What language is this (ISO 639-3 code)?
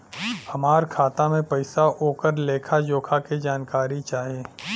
bho